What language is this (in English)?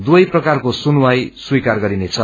Nepali